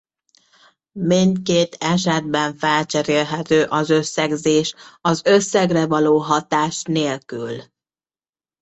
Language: Hungarian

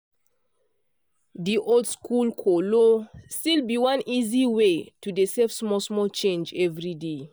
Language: Nigerian Pidgin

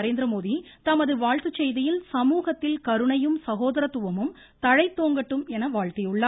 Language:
Tamil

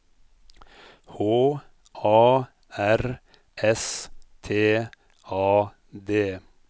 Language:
Norwegian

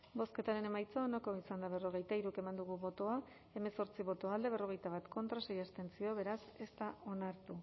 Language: Basque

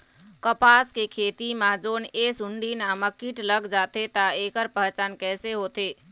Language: Chhattisgarhi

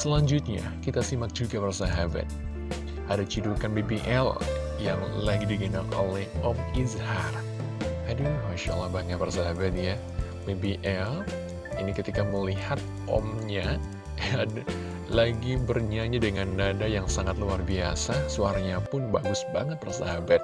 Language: Indonesian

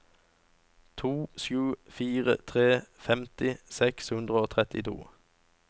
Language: Norwegian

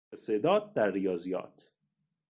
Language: Persian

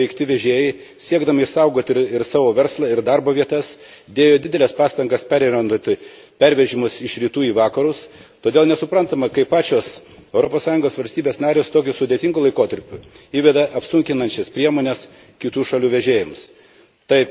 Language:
Lithuanian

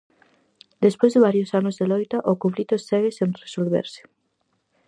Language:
Galician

